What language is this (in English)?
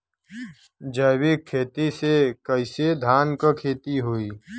Bhojpuri